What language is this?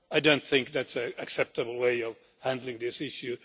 English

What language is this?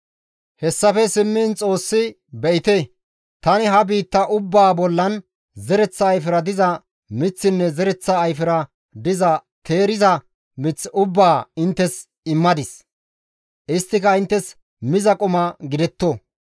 Gamo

